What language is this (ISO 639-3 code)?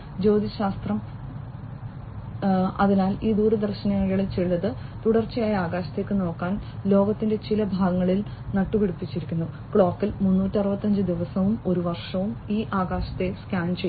mal